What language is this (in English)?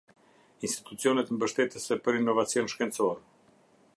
Albanian